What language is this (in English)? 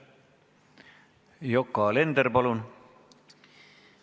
Estonian